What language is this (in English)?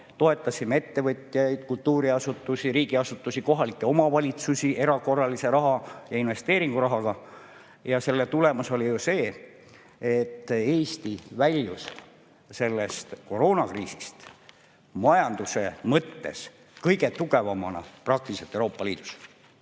Estonian